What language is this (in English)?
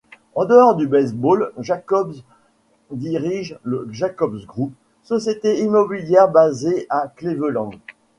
French